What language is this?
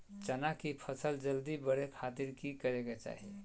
Magahi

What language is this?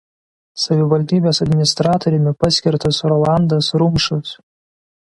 Lithuanian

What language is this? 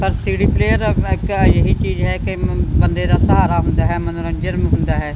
Punjabi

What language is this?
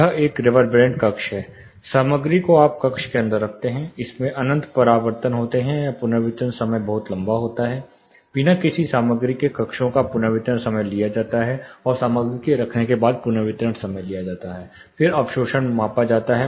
Hindi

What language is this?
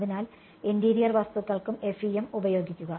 Malayalam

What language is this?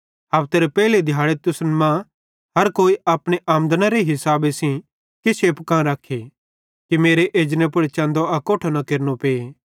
Bhadrawahi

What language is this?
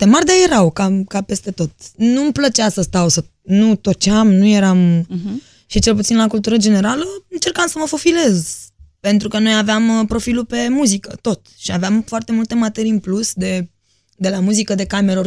Romanian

